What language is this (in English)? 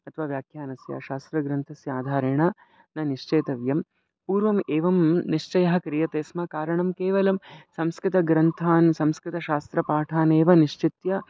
Sanskrit